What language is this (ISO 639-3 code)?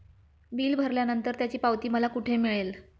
mar